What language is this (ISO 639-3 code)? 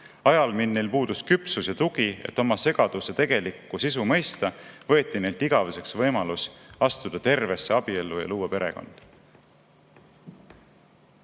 est